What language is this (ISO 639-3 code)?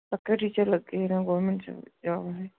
pan